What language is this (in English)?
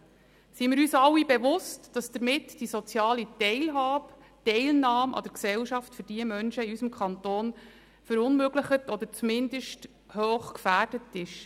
Swiss German